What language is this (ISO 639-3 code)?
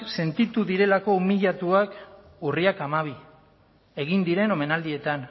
eus